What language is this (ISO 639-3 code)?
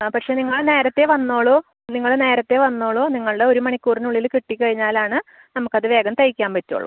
mal